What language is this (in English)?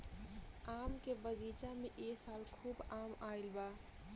Bhojpuri